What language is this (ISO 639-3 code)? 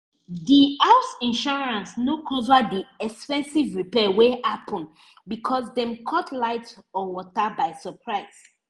pcm